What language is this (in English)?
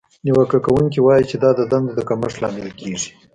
Pashto